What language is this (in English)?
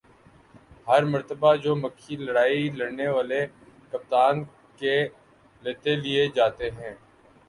Urdu